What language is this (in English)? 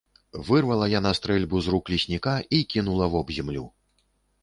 Belarusian